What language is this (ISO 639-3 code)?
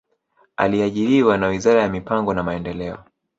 swa